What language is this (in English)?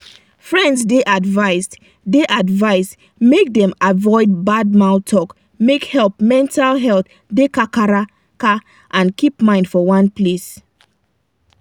Nigerian Pidgin